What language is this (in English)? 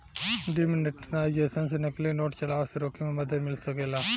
Bhojpuri